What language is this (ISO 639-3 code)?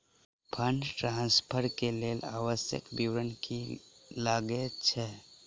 mai